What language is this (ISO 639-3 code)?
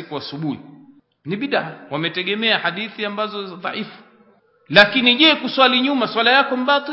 swa